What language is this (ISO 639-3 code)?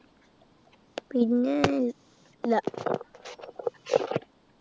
mal